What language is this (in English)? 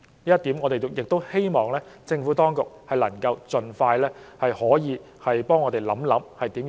Cantonese